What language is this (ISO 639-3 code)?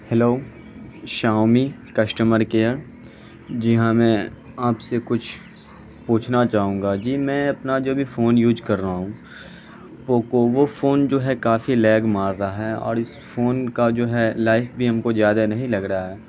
urd